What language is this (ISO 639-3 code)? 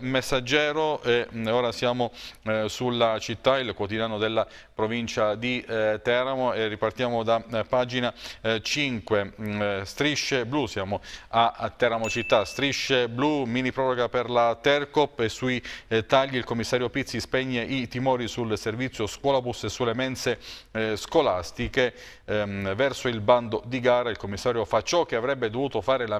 ita